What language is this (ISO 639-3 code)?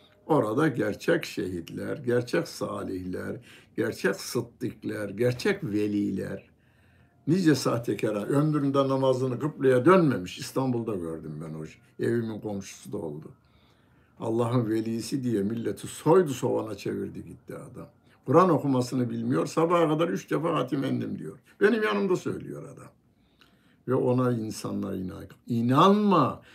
tur